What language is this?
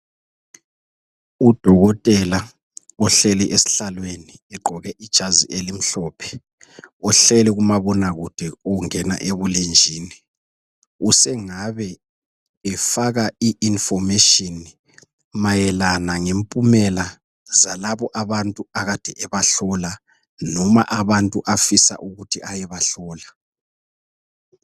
North Ndebele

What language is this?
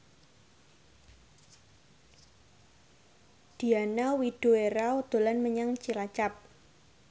Javanese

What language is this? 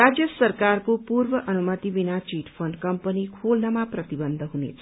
Nepali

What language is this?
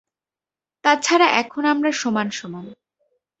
Bangla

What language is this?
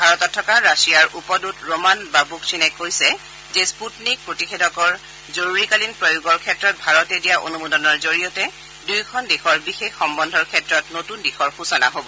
Assamese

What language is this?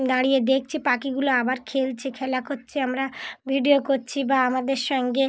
Bangla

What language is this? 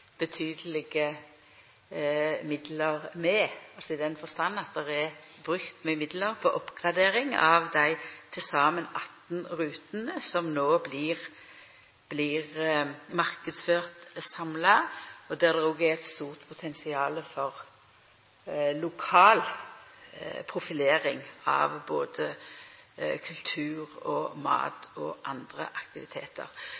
Norwegian Nynorsk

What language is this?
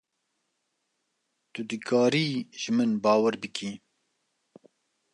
Kurdish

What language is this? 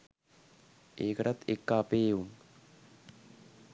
Sinhala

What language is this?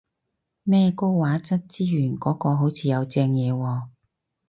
Cantonese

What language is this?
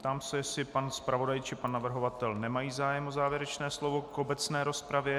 Czech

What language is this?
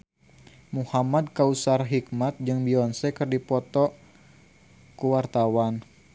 Sundanese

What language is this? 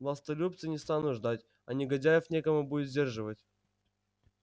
Russian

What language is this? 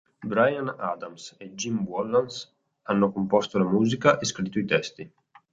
Italian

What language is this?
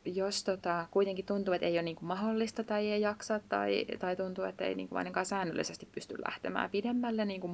Finnish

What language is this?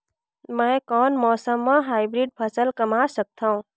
Chhattisgarhi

